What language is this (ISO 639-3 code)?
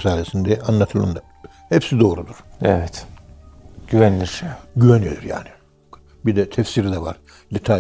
tur